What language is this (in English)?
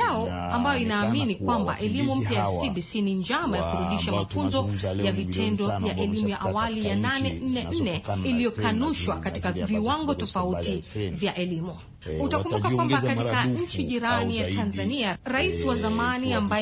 Swahili